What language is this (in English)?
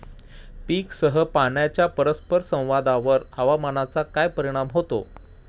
Marathi